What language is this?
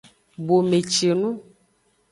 Aja (Benin)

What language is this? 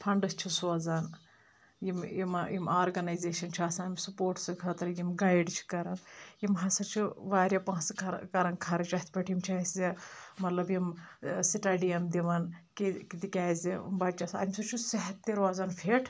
Kashmiri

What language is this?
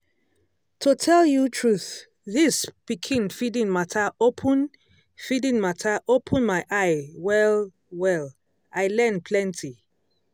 Nigerian Pidgin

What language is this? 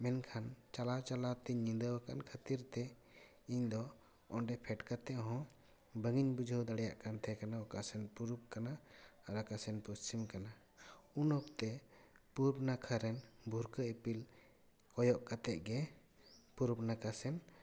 Santali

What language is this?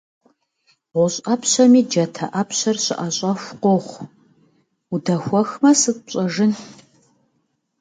Kabardian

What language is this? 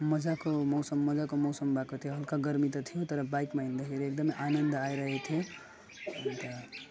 Nepali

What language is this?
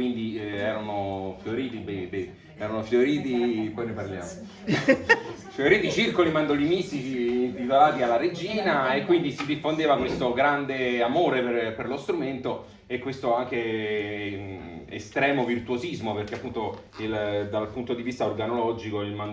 Italian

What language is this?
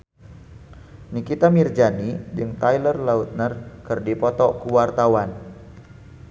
Sundanese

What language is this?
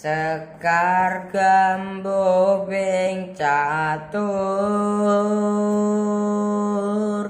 Indonesian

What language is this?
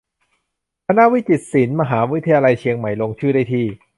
Thai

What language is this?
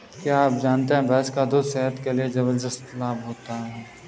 Hindi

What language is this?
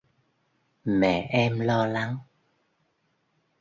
Vietnamese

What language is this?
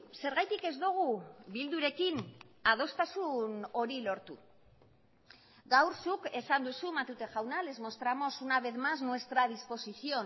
Basque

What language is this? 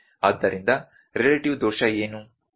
Kannada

